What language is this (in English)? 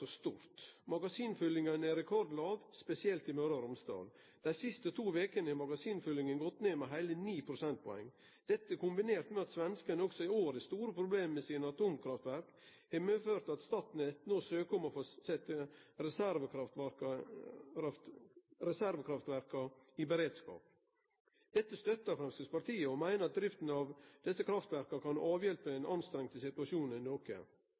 Norwegian Nynorsk